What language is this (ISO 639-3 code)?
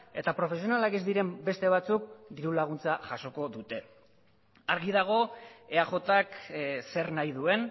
eus